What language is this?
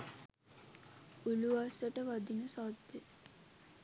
Sinhala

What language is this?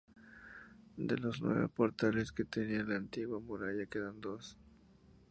Spanish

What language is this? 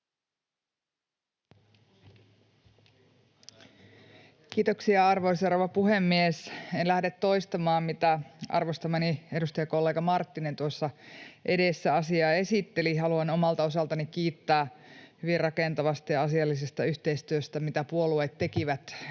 Finnish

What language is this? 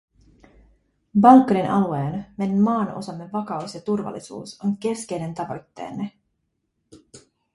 Finnish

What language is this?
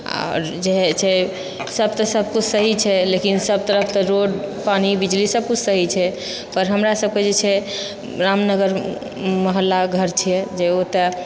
Maithili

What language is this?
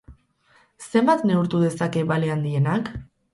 Basque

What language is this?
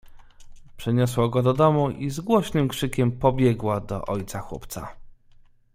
Polish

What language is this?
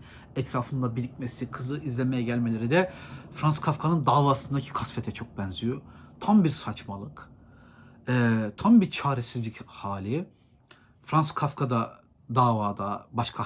Turkish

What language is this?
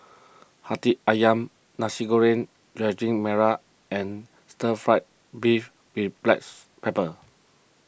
English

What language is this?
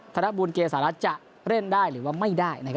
Thai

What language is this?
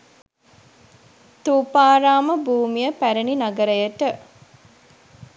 Sinhala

